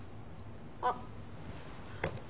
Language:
Japanese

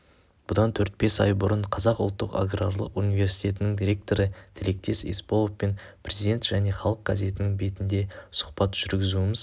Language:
Kazakh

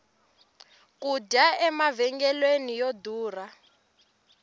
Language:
Tsonga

